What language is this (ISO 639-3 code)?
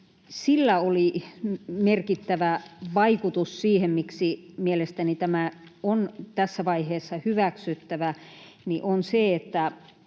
fin